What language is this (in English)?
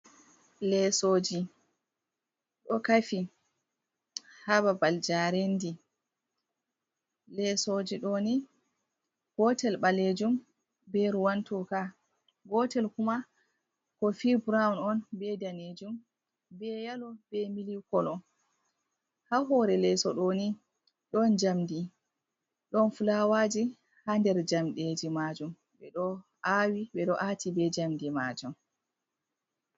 Fula